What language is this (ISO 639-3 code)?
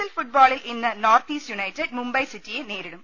mal